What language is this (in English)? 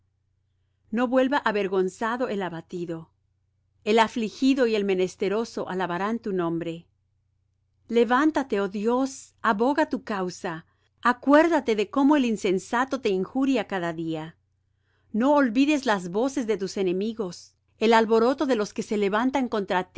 Spanish